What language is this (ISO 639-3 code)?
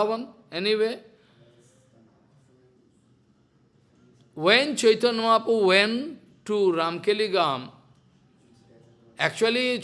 eng